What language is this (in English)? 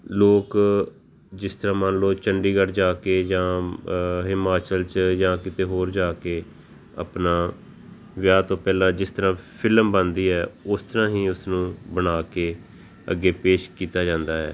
Punjabi